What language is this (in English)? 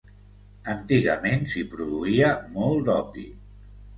Catalan